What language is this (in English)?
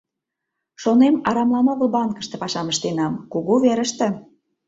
Mari